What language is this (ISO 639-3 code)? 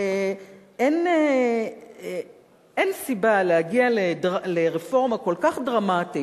heb